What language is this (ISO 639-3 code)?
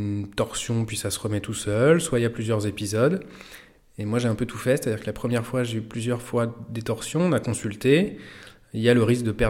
fra